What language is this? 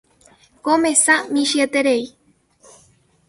Guarani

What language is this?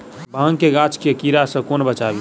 Maithili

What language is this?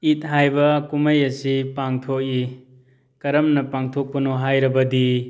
Manipuri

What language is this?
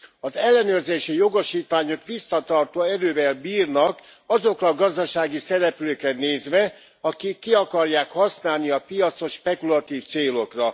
Hungarian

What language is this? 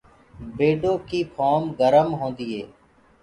Gurgula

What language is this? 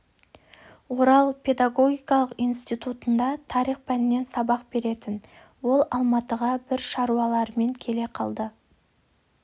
Kazakh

